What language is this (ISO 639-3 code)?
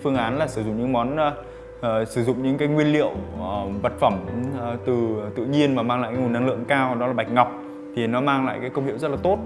vie